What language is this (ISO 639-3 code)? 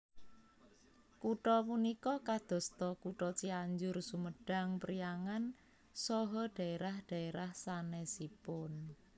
jav